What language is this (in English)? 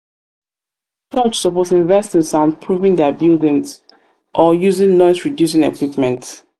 Nigerian Pidgin